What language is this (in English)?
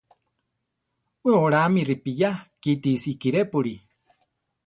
Central Tarahumara